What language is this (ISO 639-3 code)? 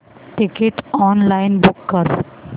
mar